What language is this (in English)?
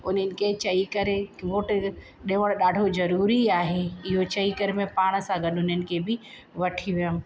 Sindhi